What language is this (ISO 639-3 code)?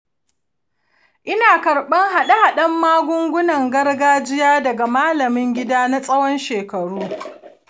hau